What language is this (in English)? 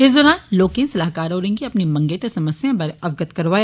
Dogri